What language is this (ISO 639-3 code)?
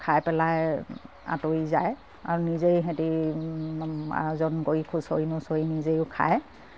asm